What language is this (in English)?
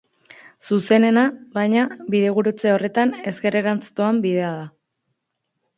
Basque